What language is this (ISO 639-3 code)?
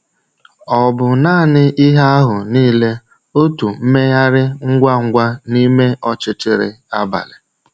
ibo